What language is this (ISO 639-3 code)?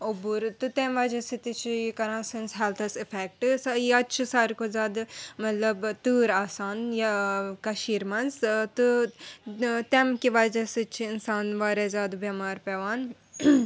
kas